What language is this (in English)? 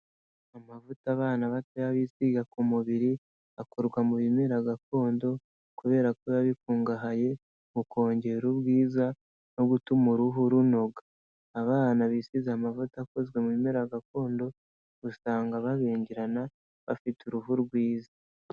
Kinyarwanda